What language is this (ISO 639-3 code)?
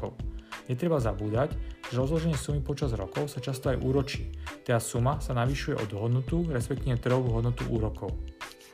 slk